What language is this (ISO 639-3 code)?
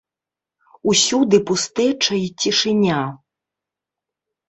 bel